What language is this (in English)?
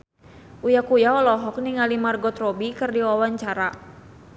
Sundanese